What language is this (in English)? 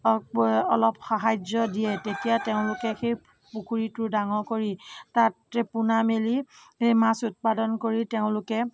Assamese